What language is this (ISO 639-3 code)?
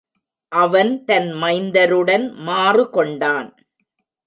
tam